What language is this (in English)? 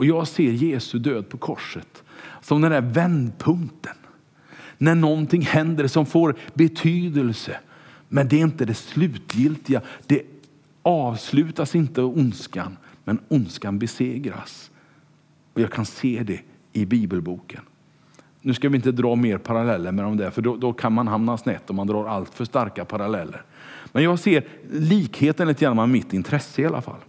Swedish